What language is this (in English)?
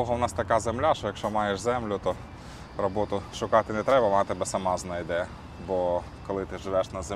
Ukrainian